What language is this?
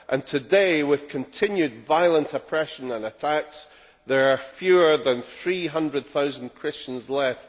English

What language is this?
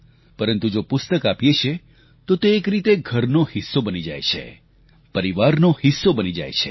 Gujarati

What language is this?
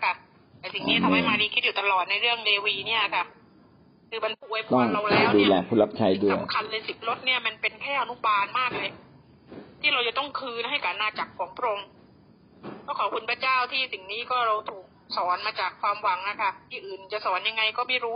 Thai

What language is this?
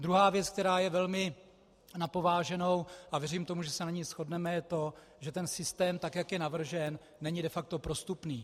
Czech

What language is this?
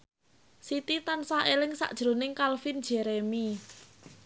Javanese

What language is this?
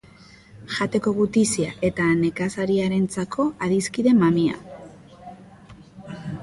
Basque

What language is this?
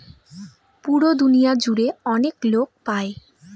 Bangla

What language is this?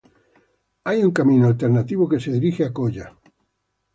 Spanish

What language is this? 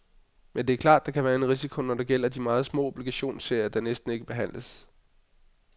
Danish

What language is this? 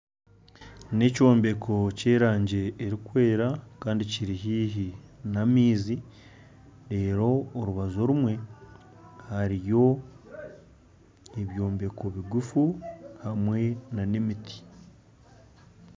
Nyankole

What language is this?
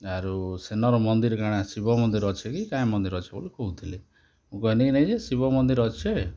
Odia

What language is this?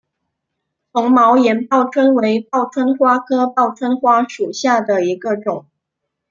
Chinese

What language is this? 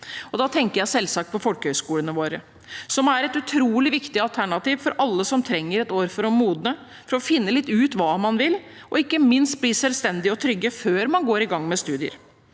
Norwegian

